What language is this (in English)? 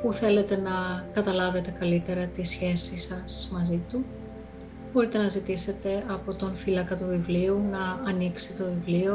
Greek